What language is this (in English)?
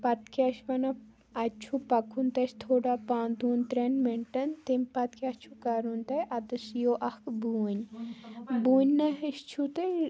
Kashmiri